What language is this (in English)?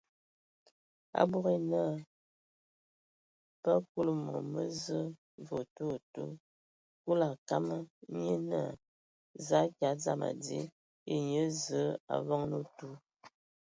Ewondo